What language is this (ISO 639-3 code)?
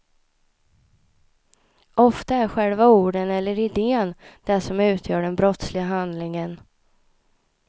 swe